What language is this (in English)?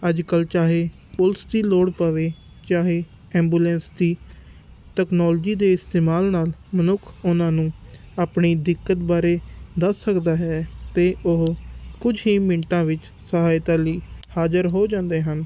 Punjabi